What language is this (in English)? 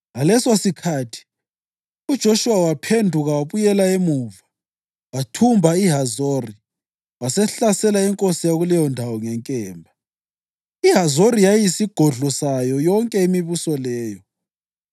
North Ndebele